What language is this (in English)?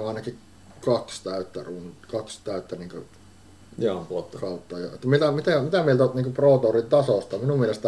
Finnish